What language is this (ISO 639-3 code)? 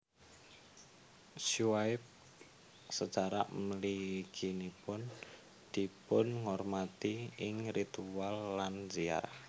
jav